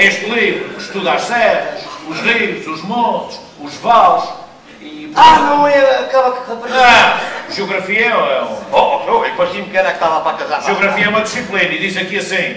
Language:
Portuguese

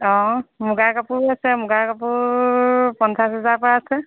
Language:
Assamese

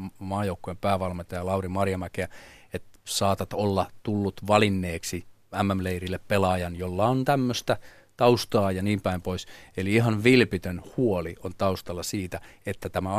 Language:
Finnish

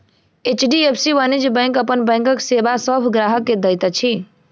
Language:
Maithili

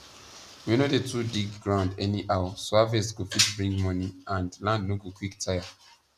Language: Nigerian Pidgin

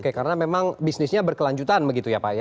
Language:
Indonesian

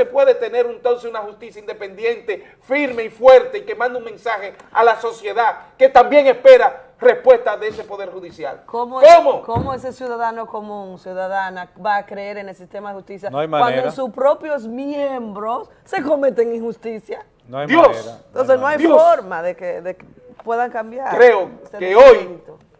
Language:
Spanish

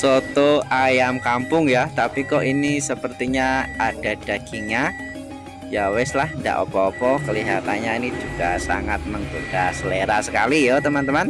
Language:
Indonesian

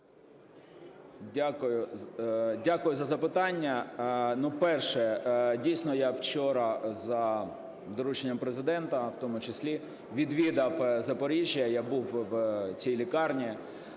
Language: Ukrainian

